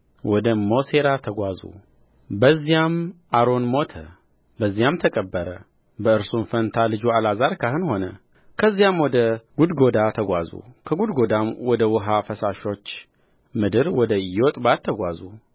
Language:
Amharic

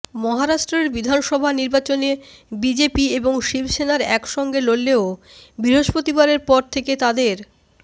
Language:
Bangla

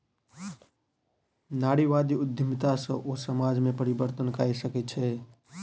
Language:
Maithili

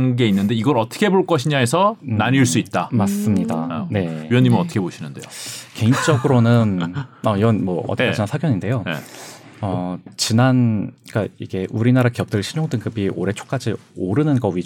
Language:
Korean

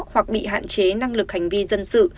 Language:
Vietnamese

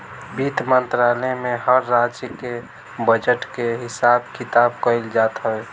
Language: Bhojpuri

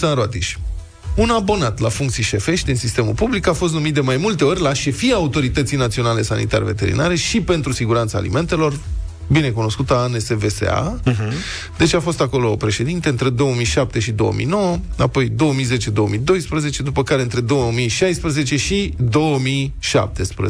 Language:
Romanian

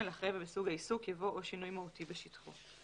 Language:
Hebrew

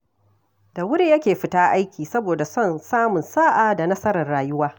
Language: Hausa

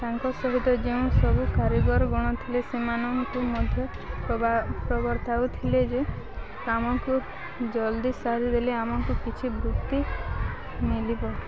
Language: Odia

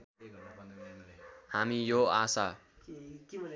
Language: Nepali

